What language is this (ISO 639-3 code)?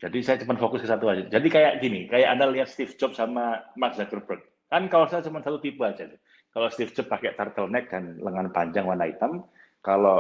ind